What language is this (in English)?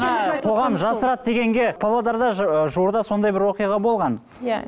Kazakh